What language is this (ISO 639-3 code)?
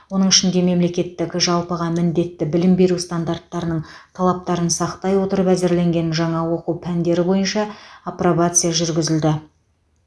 kaz